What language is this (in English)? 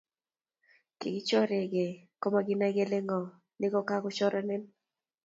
Kalenjin